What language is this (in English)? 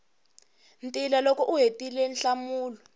Tsonga